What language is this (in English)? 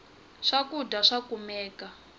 Tsonga